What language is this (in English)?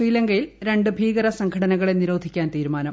Malayalam